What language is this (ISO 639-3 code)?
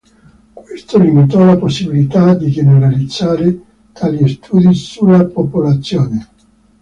ita